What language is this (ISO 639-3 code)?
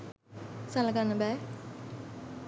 sin